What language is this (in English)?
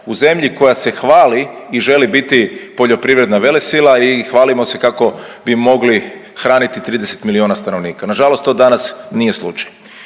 Croatian